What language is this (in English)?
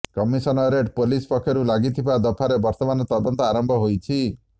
Odia